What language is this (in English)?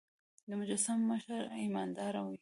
Pashto